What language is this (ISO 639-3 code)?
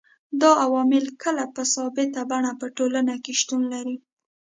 pus